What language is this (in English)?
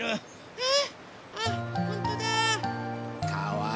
Japanese